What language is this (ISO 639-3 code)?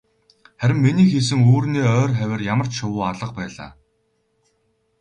mon